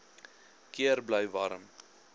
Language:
Afrikaans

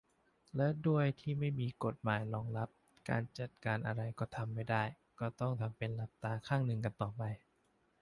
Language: Thai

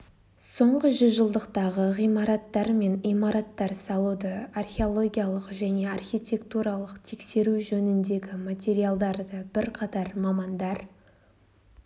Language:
Kazakh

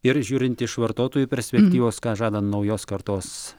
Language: Lithuanian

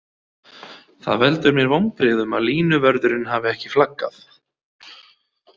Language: Icelandic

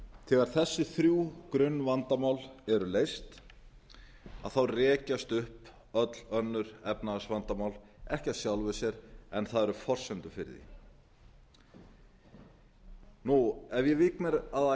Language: Icelandic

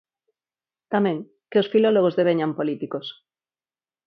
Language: Galician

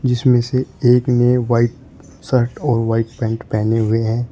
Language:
Hindi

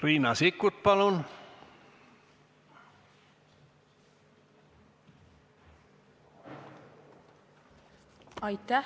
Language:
Estonian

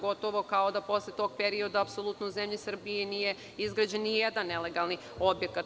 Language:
Serbian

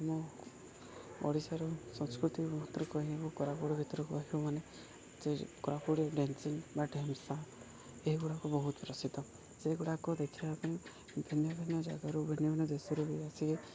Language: Odia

